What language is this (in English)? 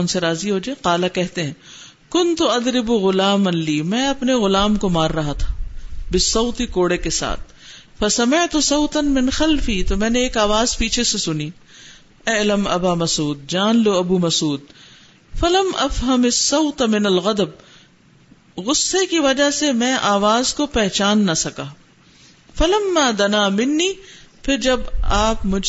Urdu